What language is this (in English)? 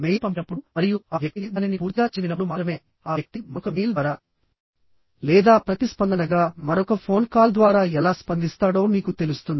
Telugu